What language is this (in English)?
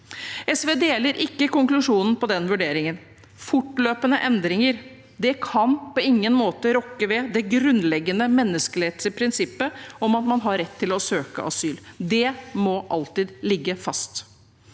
Norwegian